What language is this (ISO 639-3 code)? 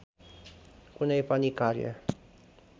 nep